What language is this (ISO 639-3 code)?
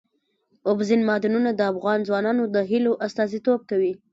pus